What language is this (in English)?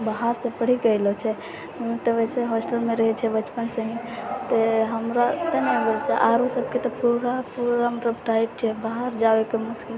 Maithili